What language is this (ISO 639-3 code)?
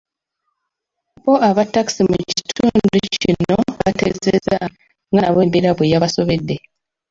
lug